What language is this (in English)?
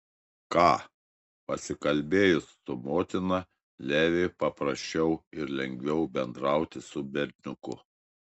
Lithuanian